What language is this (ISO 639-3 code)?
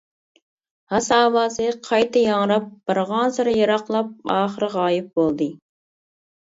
uig